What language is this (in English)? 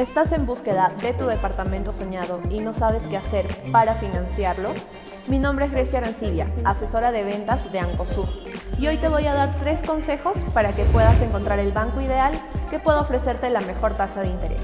Spanish